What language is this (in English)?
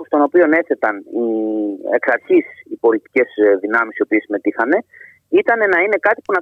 Greek